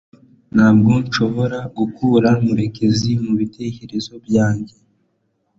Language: Kinyarwanda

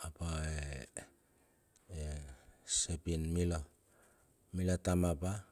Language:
Bilur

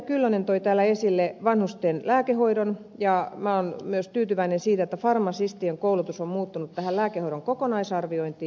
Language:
Finnish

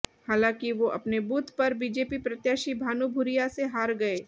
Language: Hindi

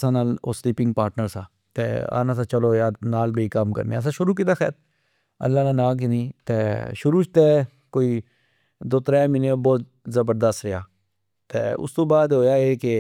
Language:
Pahari-Potwari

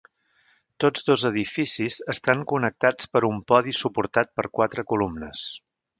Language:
Catalan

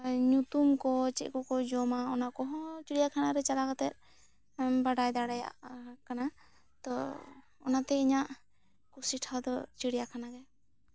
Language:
Santali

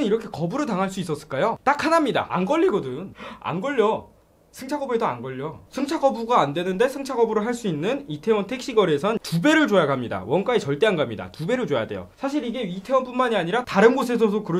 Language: Korean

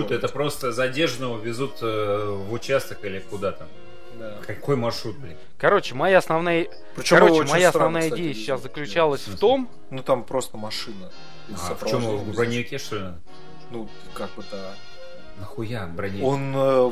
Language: Russian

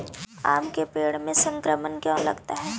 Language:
Magahi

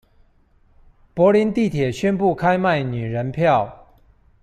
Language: Chinese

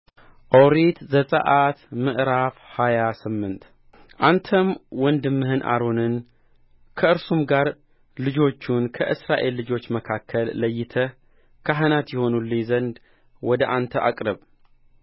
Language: Amharic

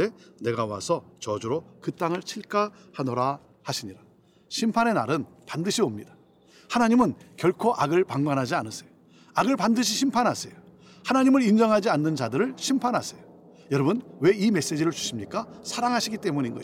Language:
Korean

